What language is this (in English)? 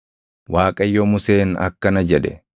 Oromo